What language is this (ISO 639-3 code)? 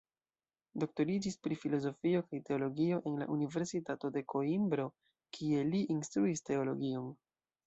epo